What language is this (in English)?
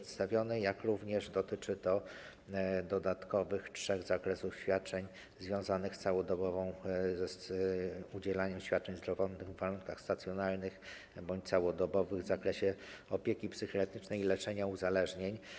Polish